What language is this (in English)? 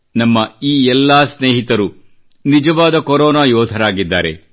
Kannada